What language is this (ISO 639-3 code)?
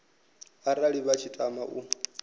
ven